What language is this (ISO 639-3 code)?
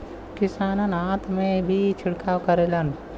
bho